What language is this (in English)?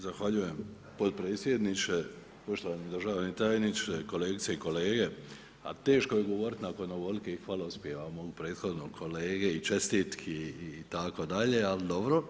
Croatian